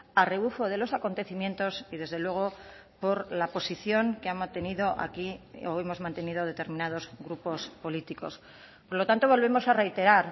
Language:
Spanish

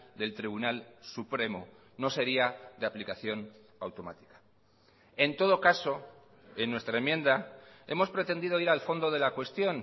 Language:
Spanish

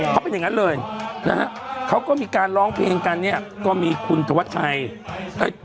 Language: Thai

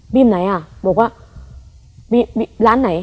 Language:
Thai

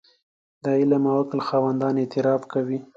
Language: Pashto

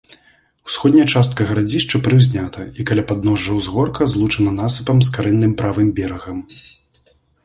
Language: Belarusian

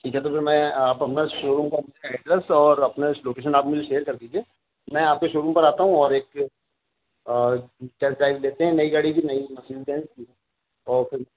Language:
Urdu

